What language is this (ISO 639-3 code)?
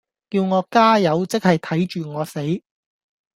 yue